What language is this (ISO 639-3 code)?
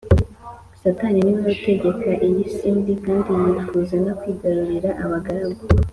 kin